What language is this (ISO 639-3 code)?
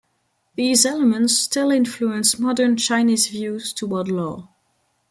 eng